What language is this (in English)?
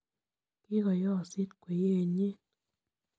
Kalenjin